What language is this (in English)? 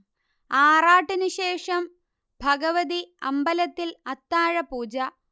Malayalam